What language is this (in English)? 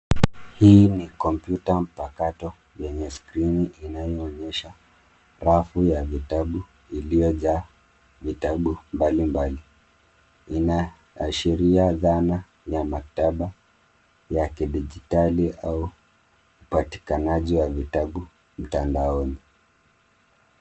Swahili